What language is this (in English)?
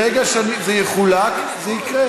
Hebrew